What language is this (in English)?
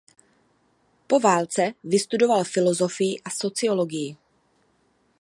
Czech